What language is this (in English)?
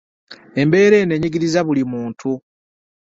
Ganda